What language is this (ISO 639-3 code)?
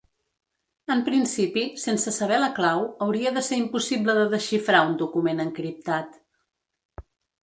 cat